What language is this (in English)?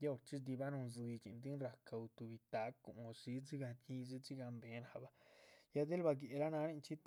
Chichicapan Zapotec